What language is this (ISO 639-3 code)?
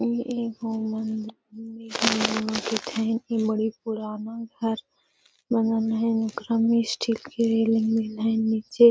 mag